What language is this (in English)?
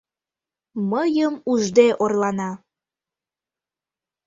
Mari